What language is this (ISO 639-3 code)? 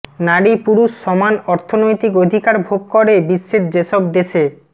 ben